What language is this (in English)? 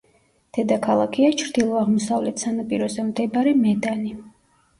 Georgian